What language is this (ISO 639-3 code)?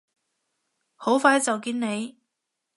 yue